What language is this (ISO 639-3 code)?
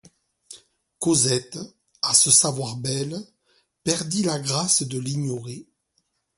fra